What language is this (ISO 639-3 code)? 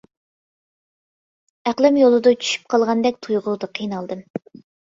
uig